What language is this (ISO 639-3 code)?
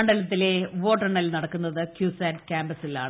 mal